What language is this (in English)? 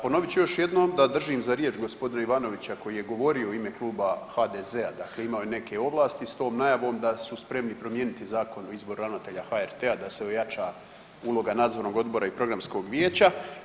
Croatian